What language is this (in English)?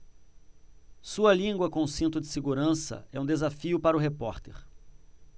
Portuguese